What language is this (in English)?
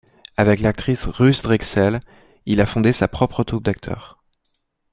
French